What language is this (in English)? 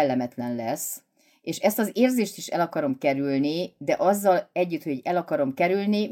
Hungarian